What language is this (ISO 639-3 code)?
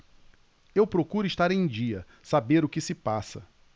por